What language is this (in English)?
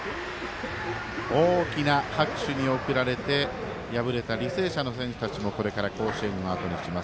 Japanese